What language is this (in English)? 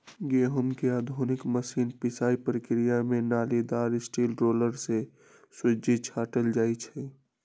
Magahi